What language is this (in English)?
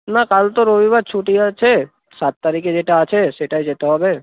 Bangla